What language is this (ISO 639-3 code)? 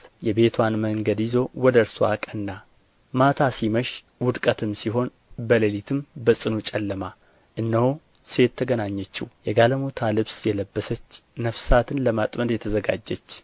amh